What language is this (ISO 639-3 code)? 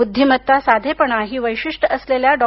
mar